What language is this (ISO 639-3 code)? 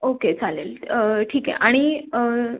mar